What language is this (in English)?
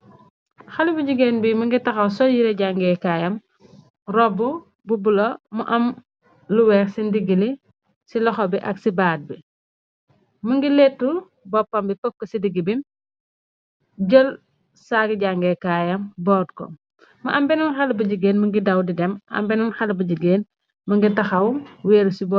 Wolof